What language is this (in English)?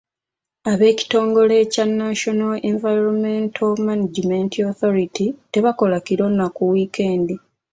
Ganda